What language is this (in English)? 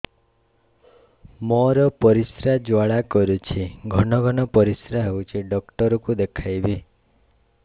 Odia